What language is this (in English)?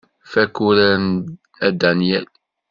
Kabyle